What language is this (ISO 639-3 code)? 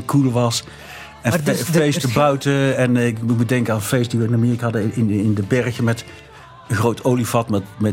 nld